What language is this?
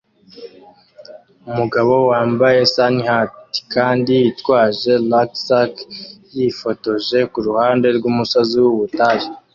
Kinyarwanda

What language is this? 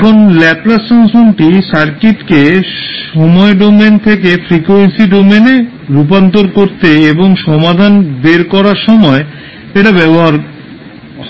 Bangla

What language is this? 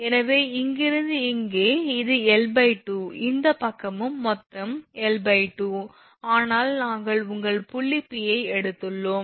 Tamil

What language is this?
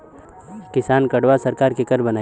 Bhojpuri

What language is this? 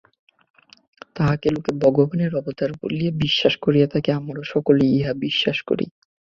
Bangla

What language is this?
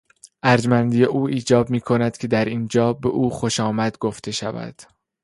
Persian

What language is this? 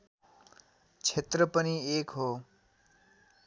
Nepali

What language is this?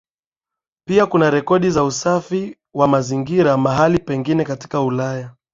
Swahili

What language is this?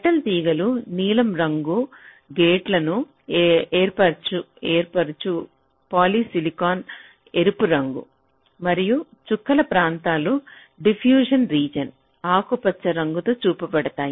Telugu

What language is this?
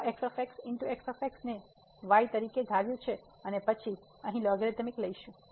Gujarati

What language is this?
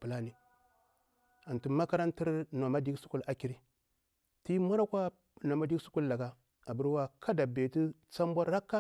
Bura-Pabir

